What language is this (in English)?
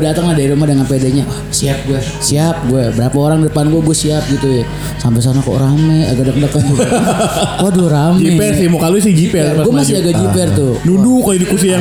Indonesian